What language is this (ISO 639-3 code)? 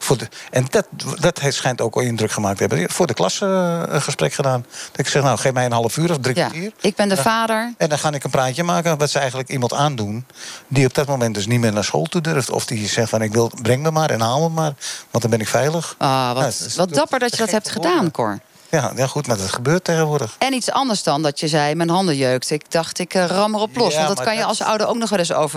nld